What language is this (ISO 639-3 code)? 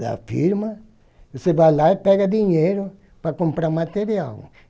por